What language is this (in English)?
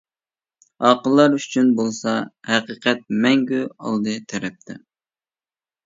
Uyghur